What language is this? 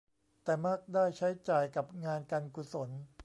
Thai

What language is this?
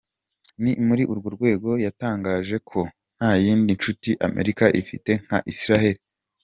Kinyarwanda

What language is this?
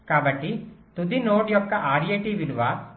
Telugu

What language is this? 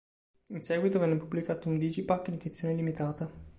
Italian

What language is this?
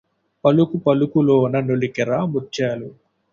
Telugu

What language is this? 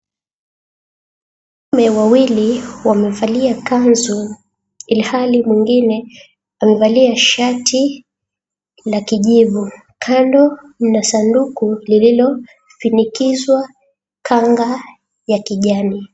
Swahili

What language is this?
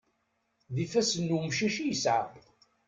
Kabyle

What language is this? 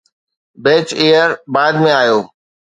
Sindhi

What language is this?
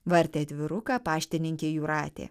Lithuanian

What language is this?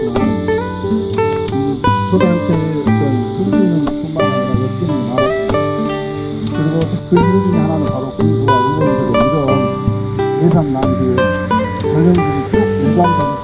Korean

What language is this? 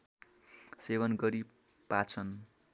Nepali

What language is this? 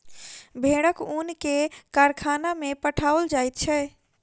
Maithili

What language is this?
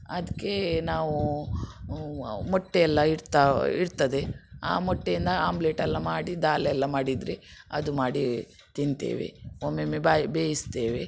Kannada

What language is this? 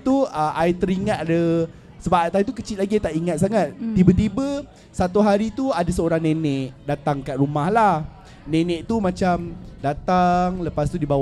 Malay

